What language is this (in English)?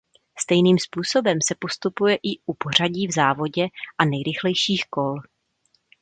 Czech